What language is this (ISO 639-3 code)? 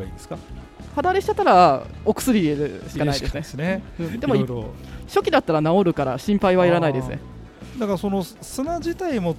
jpn